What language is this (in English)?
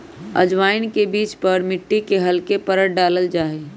Magahi